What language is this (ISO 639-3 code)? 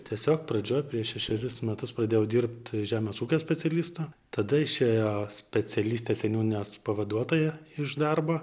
lit